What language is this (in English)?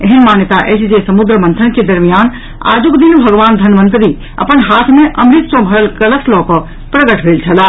Maithili